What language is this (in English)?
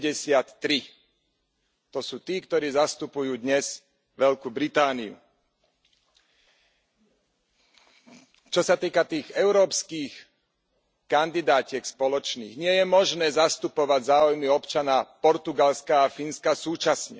Slovak